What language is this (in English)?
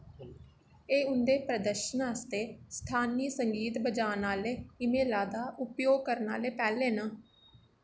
Dogri